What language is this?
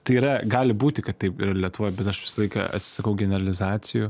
Lithuanian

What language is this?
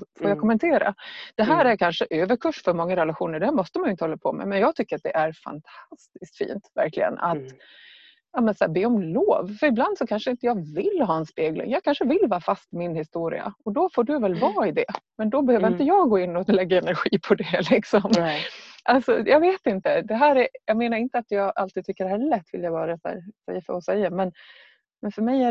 Swedish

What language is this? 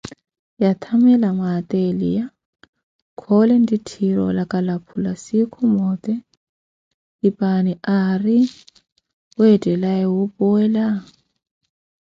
Koti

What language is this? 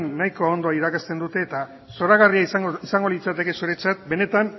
Basque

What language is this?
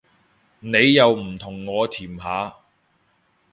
Cantonese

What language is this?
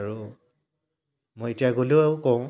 Assamese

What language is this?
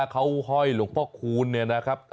Thai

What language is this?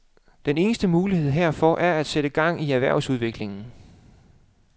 Danish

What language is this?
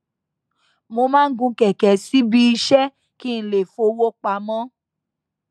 Yoruba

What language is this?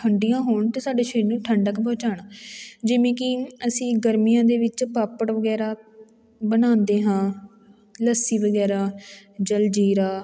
Punjabi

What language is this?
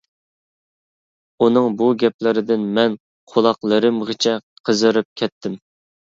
Uyghur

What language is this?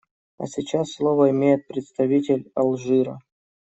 Russian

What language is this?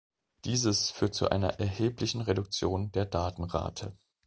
German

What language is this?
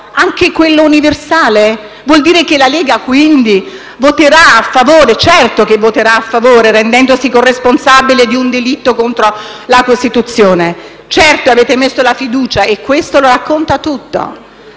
Italian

